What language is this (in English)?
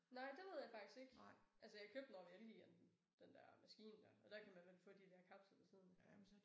Danish